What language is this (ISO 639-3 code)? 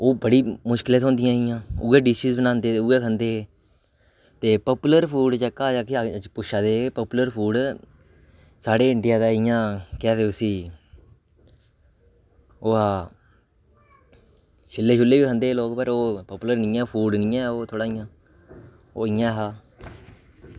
doi